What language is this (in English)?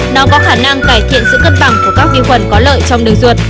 Vietnamese